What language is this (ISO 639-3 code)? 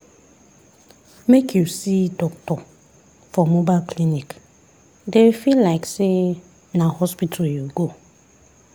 pcm